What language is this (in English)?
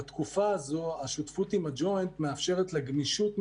Hebrew